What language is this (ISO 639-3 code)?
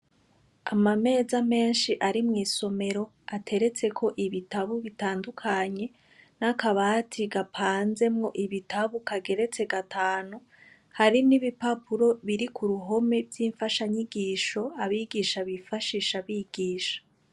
run